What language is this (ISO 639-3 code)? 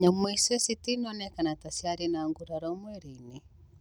kik